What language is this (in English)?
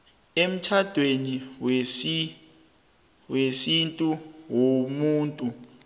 South Ndebele